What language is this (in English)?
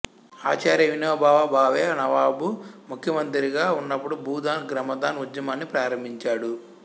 Telugu